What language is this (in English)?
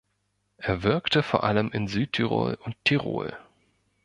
German